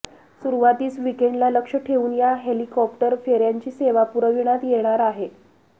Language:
Marathi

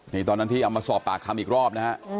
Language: Thai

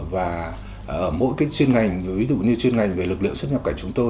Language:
Vietnamese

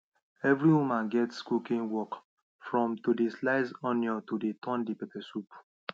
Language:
Nigerian Pidgin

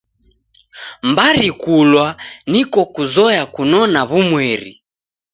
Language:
Taita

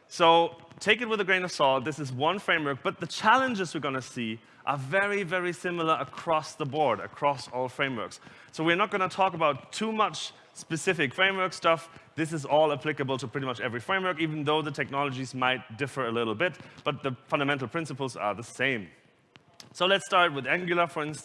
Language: English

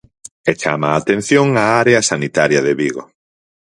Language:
Galician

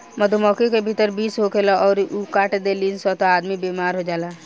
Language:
Bhojpuri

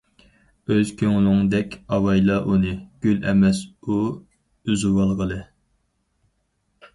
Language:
Uyghur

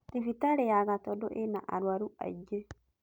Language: Kikuyu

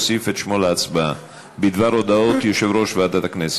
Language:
Hebrew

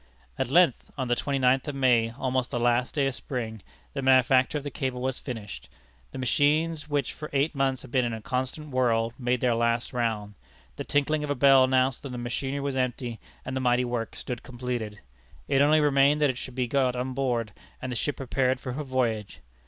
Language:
English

